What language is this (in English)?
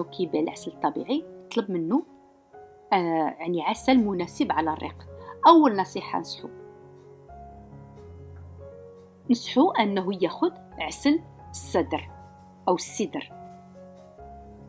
Arabic